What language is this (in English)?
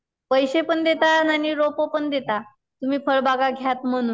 Marathi